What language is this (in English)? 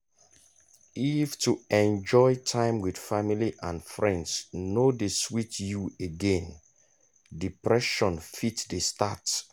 Nigerian Pidgin